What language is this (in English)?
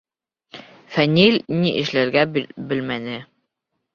Bashkir